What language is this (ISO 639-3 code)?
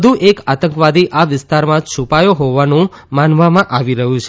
guj